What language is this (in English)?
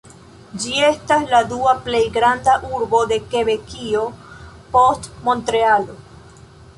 Esperanto